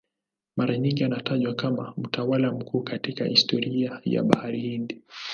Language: Swahili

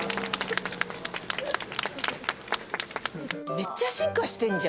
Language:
Japanese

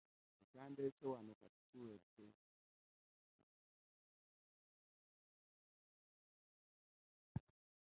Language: Ganda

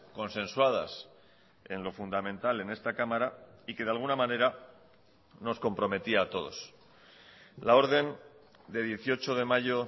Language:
Spanish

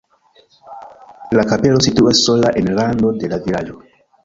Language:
Esperanto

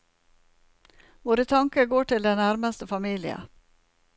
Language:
Norwegian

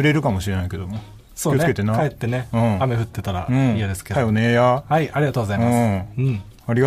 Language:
Japanese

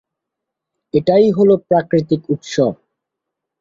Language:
Bangla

